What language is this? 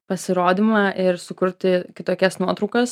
Lithuanian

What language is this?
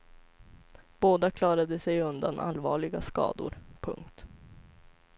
Swedish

